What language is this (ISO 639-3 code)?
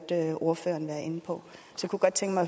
dan